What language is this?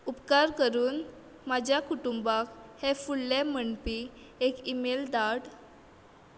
Konkani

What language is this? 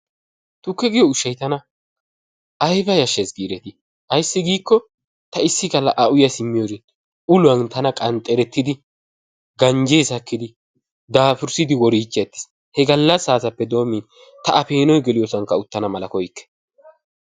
Wolaytta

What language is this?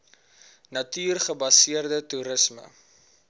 Afrikaans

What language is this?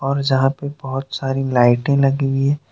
Hindi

